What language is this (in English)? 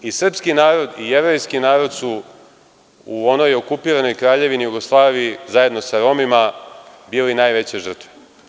Serbian